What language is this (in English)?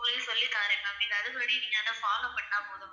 Tamil